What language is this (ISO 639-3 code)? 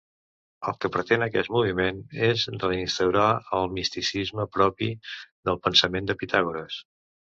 cat